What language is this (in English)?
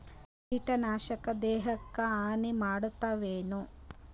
Kannada